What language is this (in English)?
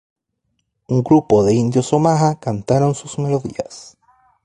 Spanish